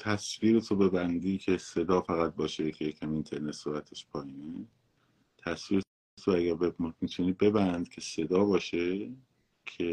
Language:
Persian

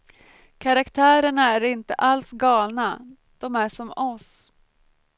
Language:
Swedish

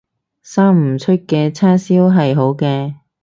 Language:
Cantonese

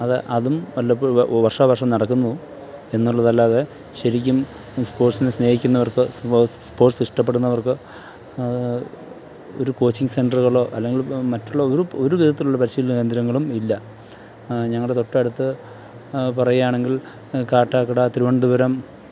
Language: Malayalam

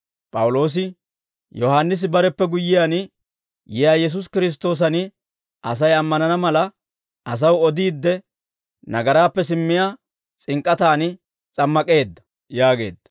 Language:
Dawro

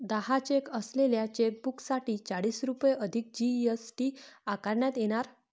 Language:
Marathi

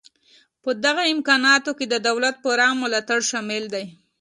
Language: Pashto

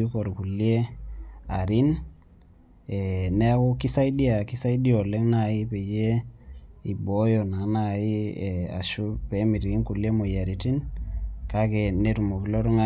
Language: Masai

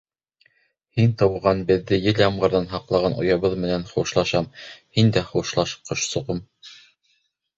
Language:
Bashkir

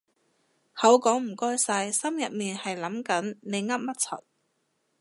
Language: Cantonese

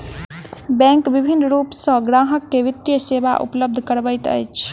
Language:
Maithili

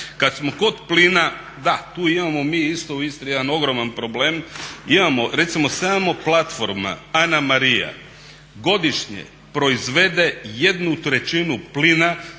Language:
Croatian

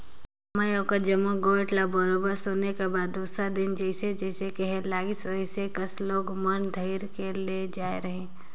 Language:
Chhattisgarhi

